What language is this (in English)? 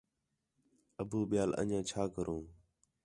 Khetrani